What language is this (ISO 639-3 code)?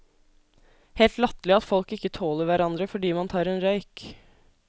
nor